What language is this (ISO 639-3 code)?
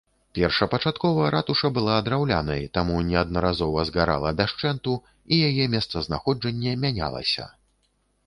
bel